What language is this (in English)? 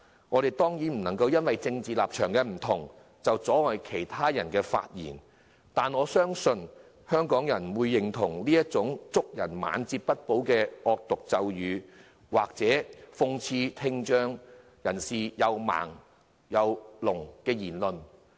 Cantonese